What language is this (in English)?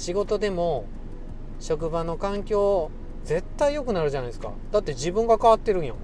Japanese